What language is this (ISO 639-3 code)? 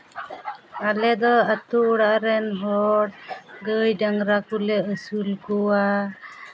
sat